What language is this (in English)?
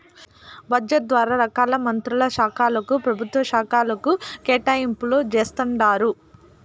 Telugu